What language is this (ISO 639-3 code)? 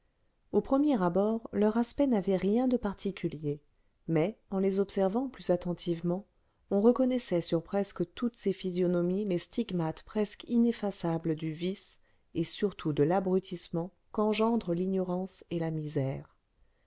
fra